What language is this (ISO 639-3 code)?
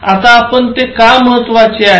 mar